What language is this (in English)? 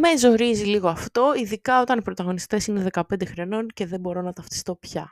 Greek